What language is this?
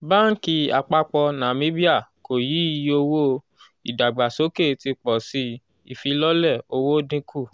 Yoruba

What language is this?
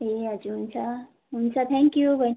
Nepali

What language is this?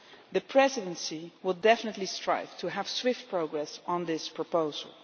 English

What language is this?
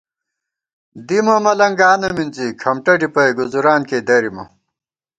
Gawar-Bati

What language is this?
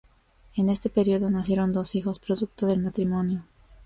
Spanish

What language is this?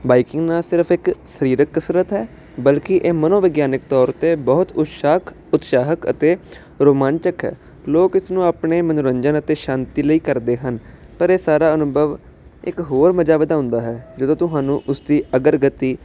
Punjabi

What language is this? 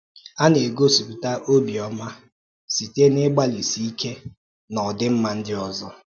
Igbo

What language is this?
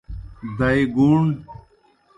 Kohistani Shina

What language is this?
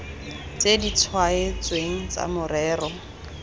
Tswana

